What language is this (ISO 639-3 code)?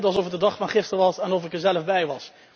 nld